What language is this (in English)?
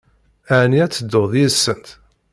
Kabyle